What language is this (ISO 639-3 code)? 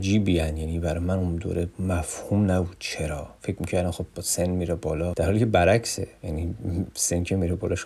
fas